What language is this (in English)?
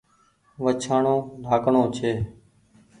Goaria